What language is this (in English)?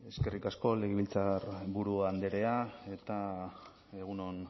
Basque